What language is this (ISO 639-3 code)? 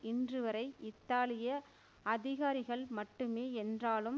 tam